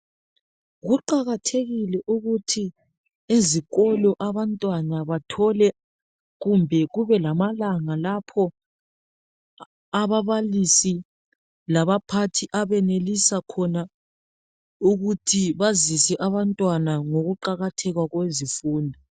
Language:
North Ndebele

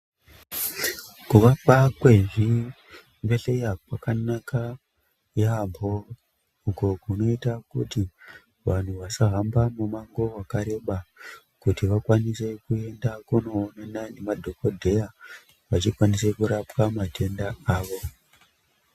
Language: Ndau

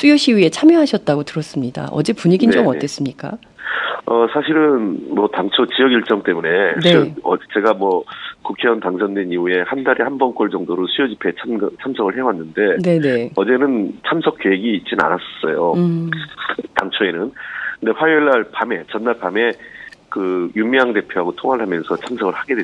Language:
Korean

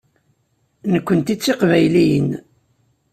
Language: Kabyle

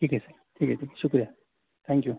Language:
Urdu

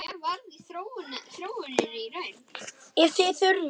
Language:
Icelandic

